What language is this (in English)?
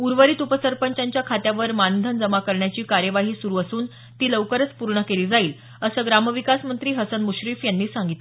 Marathi